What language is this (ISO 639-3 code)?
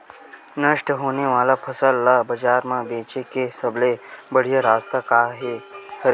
hne